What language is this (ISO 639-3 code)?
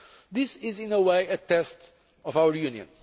eng